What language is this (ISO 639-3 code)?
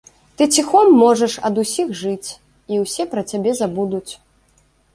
bel